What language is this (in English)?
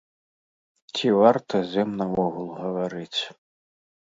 Belarusian